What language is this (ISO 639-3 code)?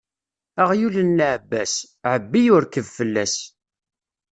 kab